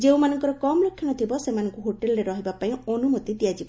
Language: Odia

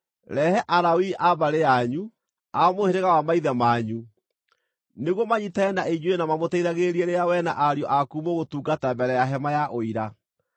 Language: Kikuyu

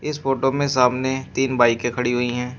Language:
Hindi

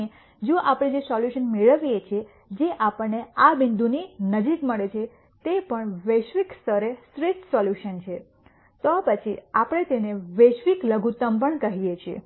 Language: Gujarati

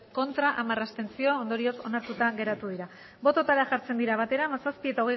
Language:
Basque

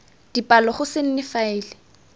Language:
Tswana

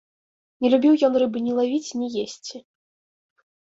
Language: Belarusian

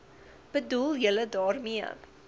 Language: Afrikaans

